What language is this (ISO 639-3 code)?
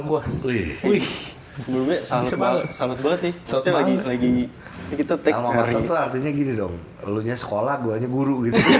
ind